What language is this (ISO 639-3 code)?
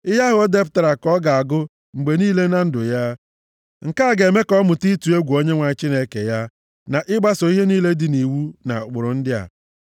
ibo